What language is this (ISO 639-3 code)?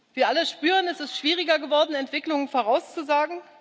deu